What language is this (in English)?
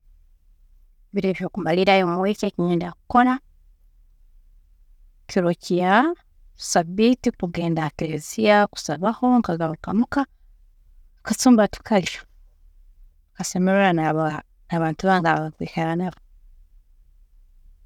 Tooro